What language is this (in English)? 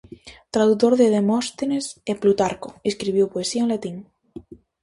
Galician